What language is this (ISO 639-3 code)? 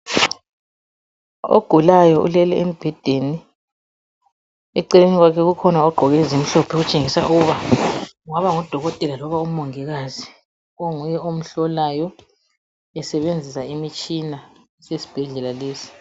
nde